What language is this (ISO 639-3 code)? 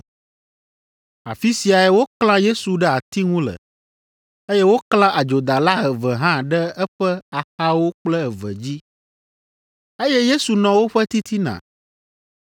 ewe